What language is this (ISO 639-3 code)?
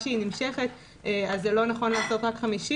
heb